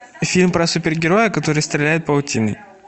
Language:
Russian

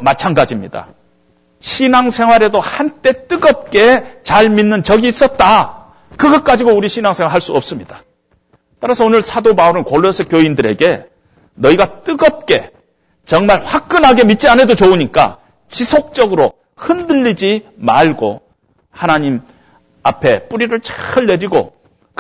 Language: Korean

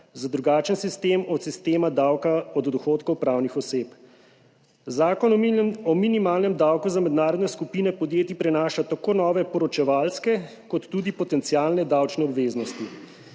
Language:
Slovenian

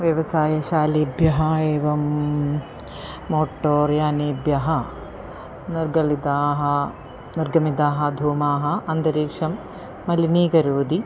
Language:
Sanskrit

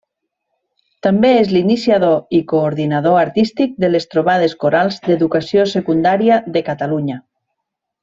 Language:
Catalan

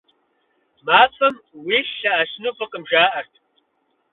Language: Kabardian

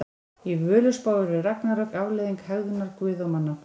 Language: Icelandic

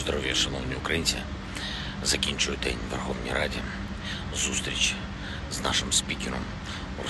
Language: Ukrainian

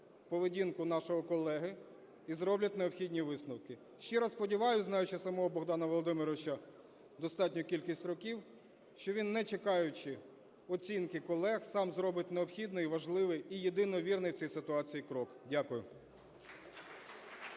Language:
Ukrainian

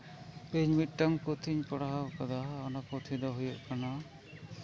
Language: Santali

